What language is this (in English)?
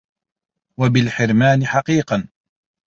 Arabic